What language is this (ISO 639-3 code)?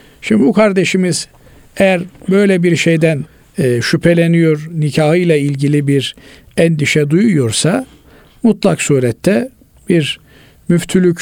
tur